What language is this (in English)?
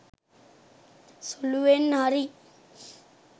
Sinhala